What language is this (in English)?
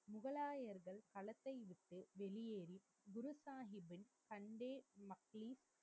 Tamil